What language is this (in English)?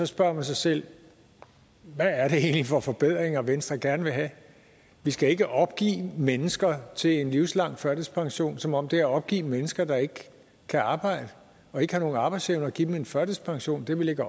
Danish